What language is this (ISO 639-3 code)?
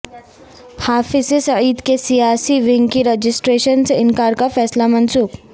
urd